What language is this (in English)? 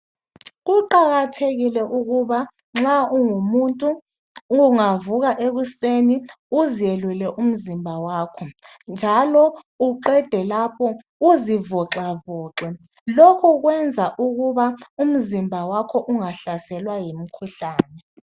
North Ndebele